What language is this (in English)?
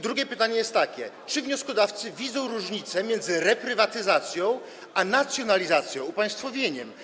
Polish